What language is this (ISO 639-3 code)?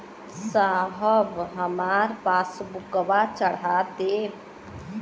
bho